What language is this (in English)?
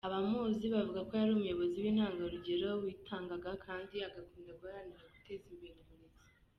Kinyarwanda